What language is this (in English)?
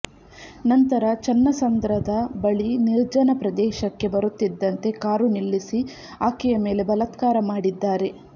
Kannada